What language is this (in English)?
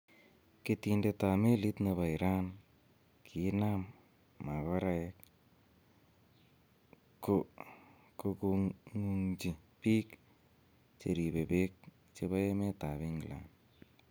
Kalenjin